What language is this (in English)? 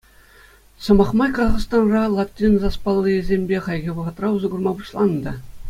Chuvash